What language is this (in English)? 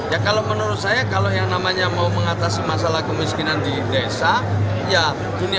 Indonesian